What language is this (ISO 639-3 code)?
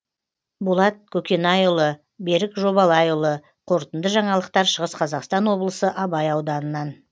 kaz